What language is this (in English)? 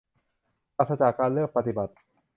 Thai